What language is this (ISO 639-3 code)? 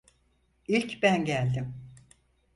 tur